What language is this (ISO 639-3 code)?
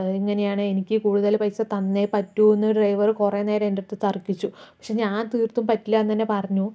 mal